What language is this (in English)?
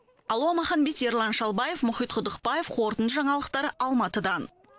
Kazakh